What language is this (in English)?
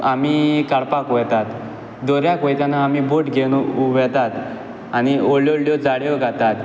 Konkani